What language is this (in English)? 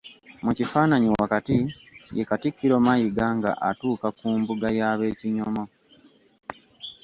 Ganda